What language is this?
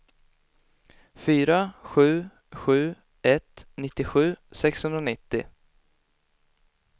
Swedish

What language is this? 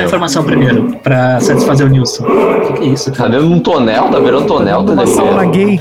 Portuguese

